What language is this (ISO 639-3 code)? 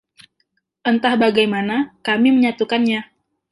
ind